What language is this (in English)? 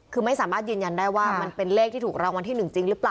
Thai